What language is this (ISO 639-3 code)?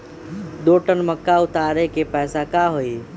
mag